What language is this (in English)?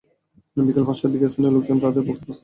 Bangla